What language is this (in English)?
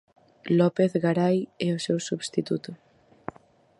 Galician